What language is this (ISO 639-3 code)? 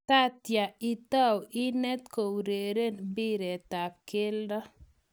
kln